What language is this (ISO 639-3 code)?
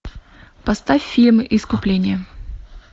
rus